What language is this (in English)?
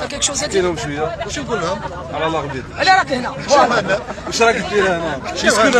Arabic